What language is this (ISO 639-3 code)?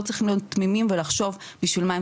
heb